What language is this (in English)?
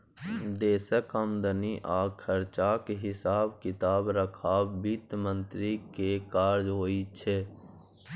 Maithili